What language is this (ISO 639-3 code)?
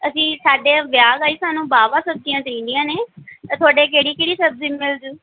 pan